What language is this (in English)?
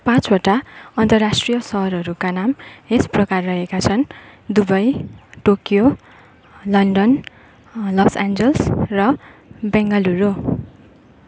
Nepali